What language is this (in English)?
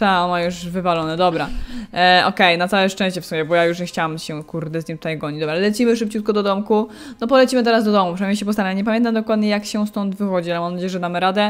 Polish